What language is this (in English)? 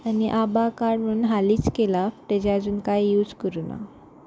Konkani